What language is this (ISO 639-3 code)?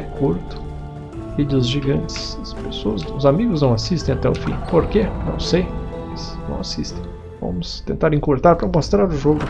por